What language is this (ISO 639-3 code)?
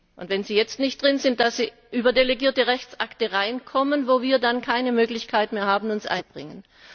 deu